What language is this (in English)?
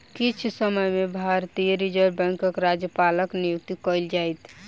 Maithili